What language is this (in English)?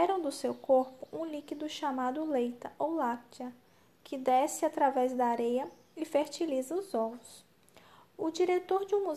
Portuguese